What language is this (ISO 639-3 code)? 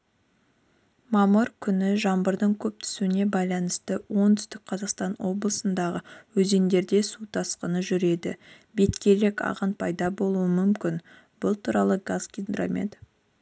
kaz